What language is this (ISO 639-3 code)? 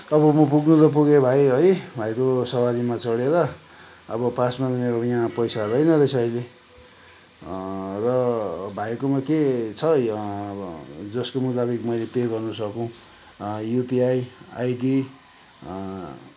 nep